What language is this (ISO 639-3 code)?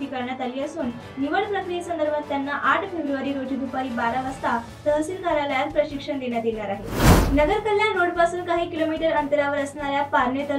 ind